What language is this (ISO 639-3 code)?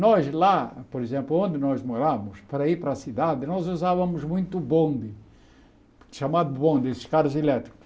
por